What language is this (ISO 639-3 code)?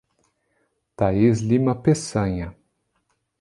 por